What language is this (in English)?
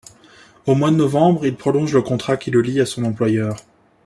French